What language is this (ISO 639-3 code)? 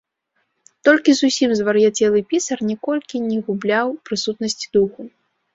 bel